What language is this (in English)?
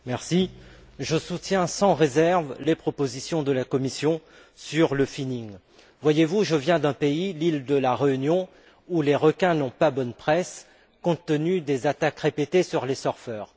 French